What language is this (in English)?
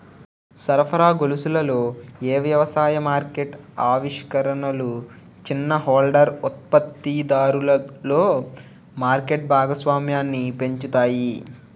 Telugu